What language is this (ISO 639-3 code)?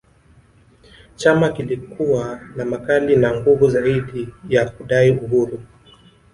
swa